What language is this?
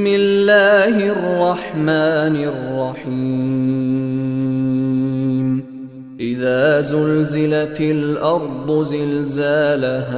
Arabic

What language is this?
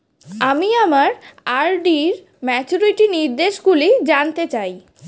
Bangla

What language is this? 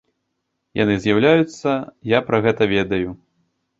Belarusian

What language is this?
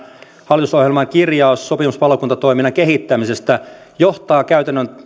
Finnish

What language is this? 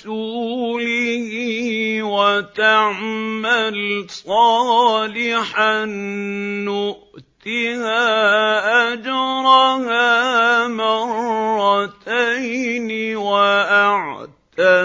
Arabic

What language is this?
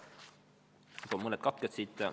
Estonian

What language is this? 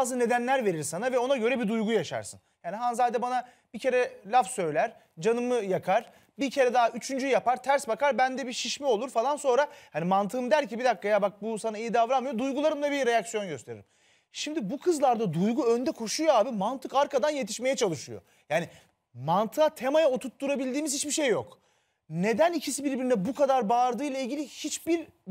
Turkish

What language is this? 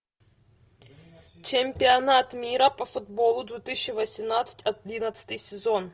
Russian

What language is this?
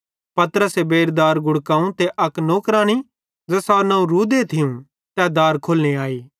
Bhadrawahi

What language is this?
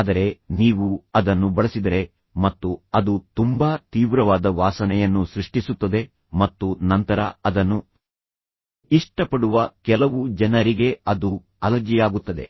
Kannada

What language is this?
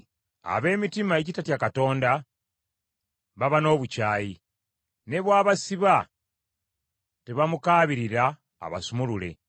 Ganda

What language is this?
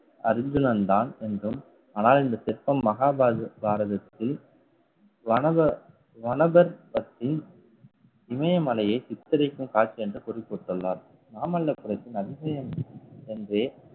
Tamil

